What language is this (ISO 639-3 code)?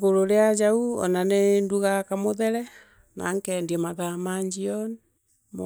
mer